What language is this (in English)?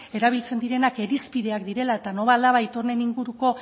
Basque